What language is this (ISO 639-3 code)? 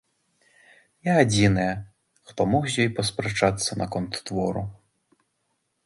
bel